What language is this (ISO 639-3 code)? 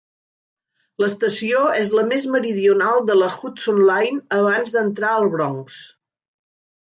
cat